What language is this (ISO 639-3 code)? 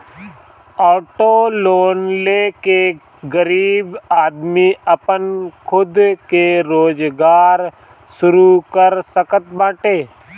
bho